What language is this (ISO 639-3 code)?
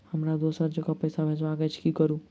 mai